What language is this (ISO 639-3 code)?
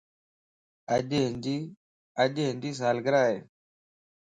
lss